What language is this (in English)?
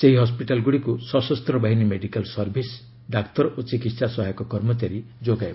Odia